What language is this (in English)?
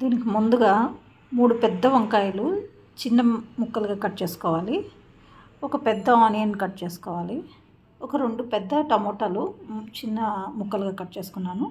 Telugu